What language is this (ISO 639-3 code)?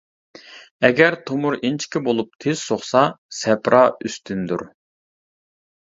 uig